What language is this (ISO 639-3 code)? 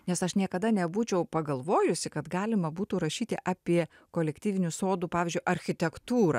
lit